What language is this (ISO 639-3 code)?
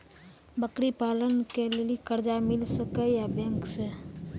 mai